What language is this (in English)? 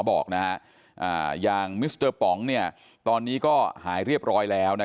Thai